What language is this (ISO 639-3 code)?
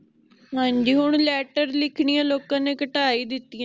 pan